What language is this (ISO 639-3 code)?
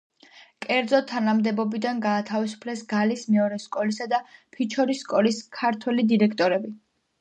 kat